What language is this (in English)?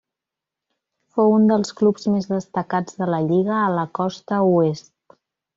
Catalan